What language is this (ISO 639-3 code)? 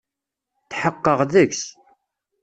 kab